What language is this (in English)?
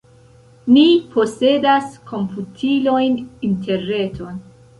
Esperanto